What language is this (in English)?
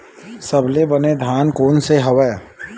Chhattisgarhi